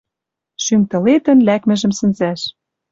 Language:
Western Mari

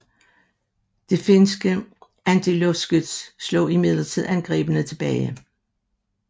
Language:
Danish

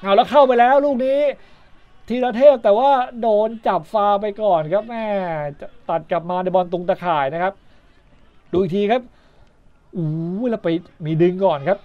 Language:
Thai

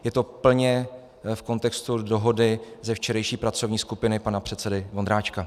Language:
Czech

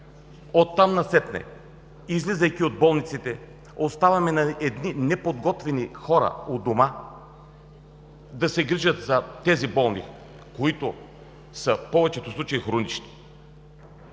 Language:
Bulgarian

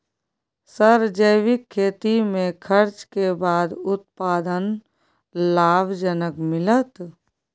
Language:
Maithili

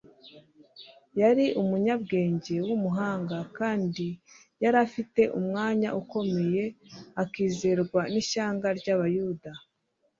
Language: Kinyarwanda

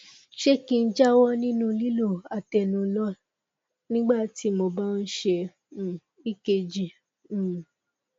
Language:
Yoruba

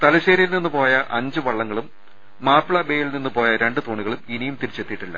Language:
Malayalam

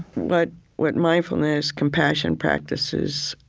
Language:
English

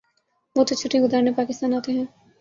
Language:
Urdu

